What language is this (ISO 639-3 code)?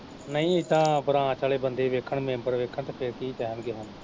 pan